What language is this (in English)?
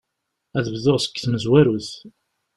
Kabyle